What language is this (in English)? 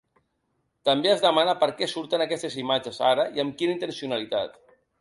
Catalan